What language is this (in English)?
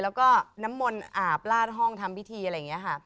Thai